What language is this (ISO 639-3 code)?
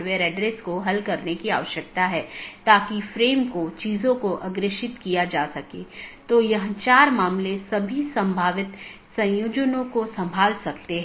hin